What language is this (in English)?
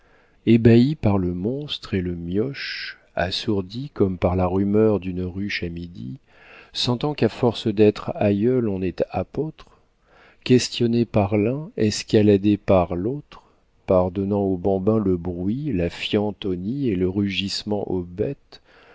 French